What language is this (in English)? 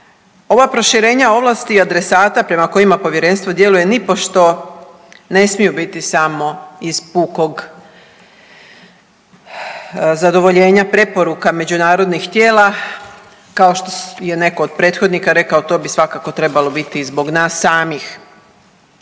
Croatian